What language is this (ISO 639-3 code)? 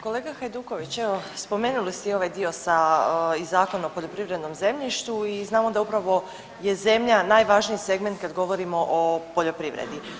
hrv